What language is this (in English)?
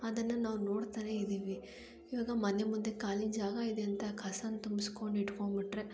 Kannada